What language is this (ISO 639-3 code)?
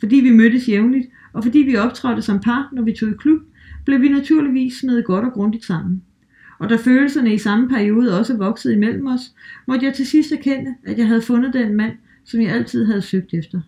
dan